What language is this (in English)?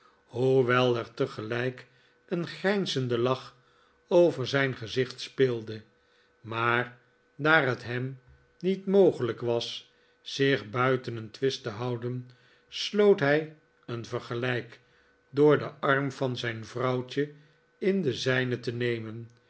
Dutch